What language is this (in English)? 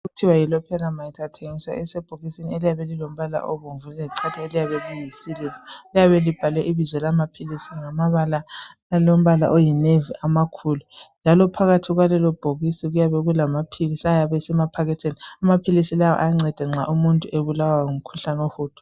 North Ndebele